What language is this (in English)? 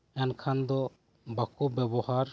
Santali